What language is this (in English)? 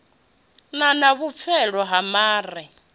Venda